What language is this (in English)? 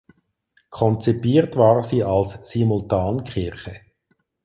German